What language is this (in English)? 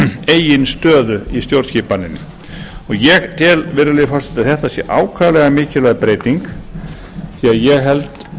Icelandic